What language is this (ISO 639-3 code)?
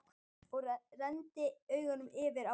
isl